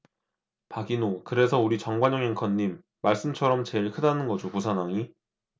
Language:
Korean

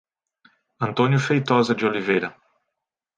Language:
Portuguese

